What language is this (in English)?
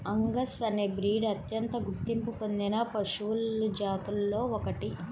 Telugu